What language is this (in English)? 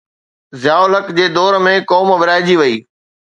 Sindhi